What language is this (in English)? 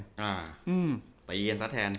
Thai